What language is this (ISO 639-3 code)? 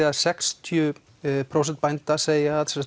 isl